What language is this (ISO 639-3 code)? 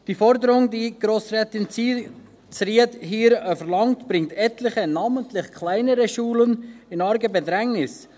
gsw